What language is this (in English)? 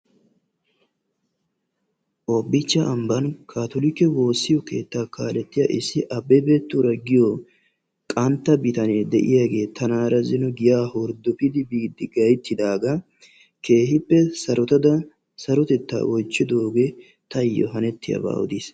Wolaytta